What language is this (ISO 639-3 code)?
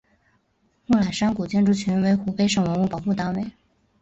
zho